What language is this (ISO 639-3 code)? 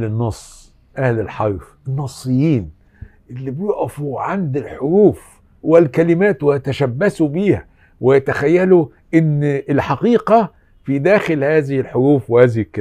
ara